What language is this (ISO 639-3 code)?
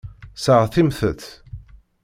kab